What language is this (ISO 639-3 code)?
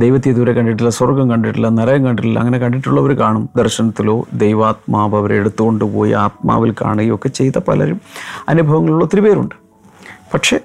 mal